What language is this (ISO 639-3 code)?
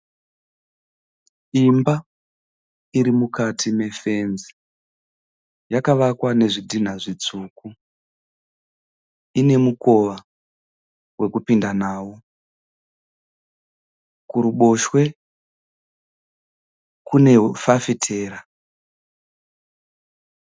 sna